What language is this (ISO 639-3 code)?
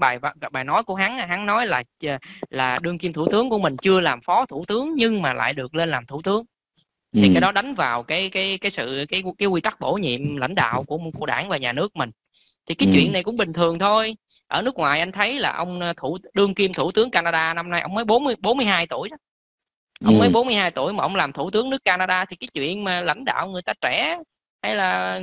vie